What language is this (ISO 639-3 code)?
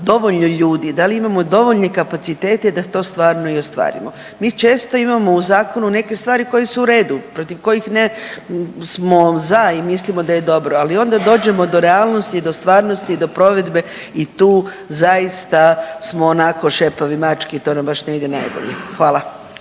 hrv